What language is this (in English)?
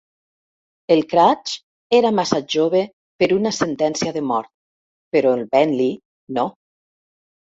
Catalan